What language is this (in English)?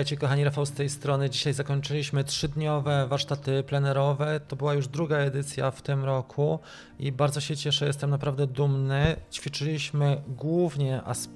Polish